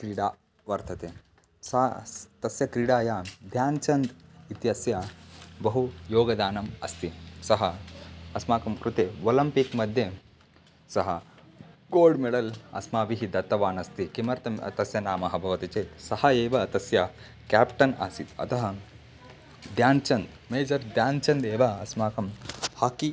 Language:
Sanskrit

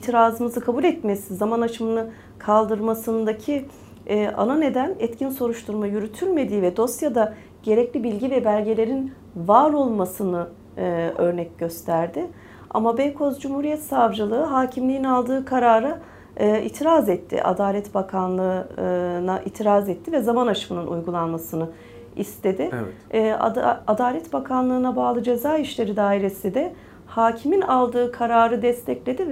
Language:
Turkish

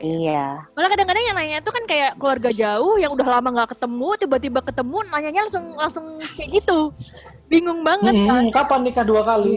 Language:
Indonesian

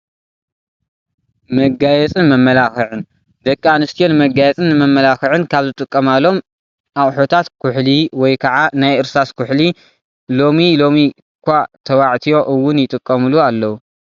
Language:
Tigrinya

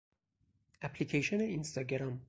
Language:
Persian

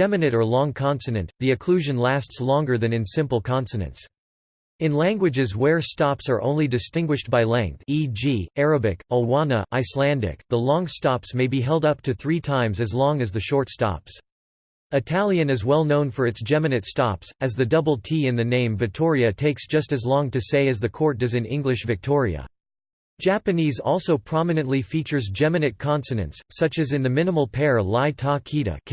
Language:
English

